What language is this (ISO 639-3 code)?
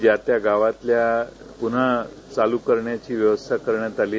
mar